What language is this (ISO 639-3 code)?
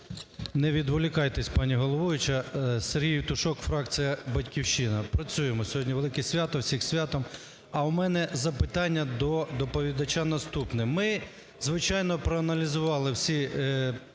ukr